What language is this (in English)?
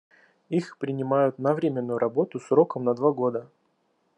Russian